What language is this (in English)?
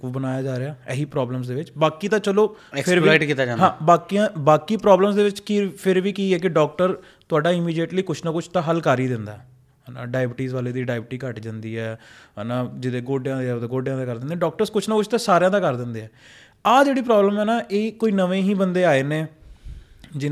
Punjabi